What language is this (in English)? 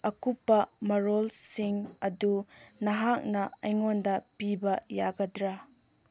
Manipuri